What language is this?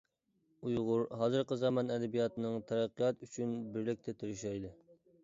Uyghur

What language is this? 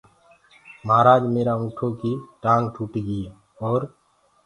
Gurgula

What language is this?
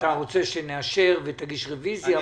Hebrew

